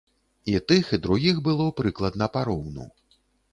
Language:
Belarusian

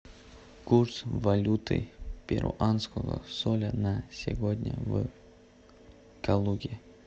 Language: Russian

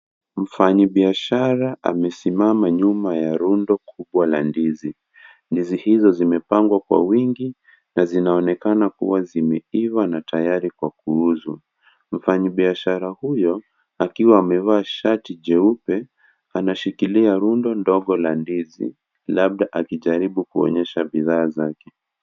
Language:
Swahili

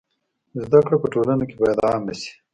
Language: Pashto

